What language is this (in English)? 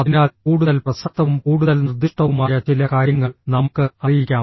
Malayalam